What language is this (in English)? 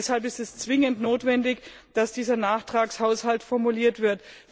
German